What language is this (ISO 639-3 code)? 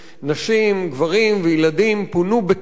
heb